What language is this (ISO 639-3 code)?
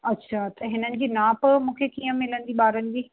snd